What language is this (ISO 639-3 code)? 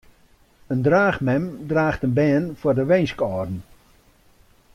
fry